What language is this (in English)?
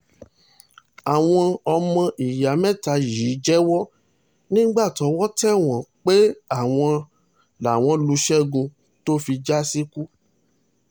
Yoruba